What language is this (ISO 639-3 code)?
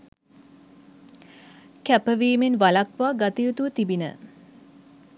sin